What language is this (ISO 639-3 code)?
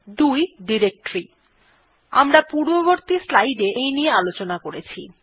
ben